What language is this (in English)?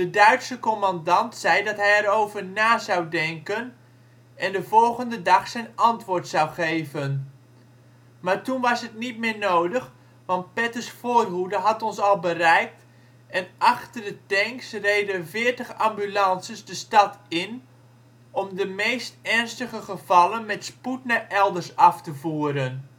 Dutch